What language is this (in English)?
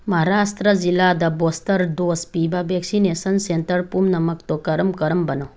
Manipuri